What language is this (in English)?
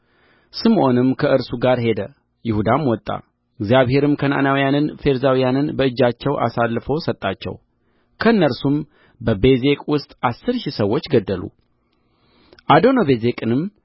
Amharic